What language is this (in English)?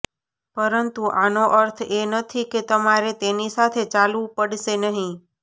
Gujarati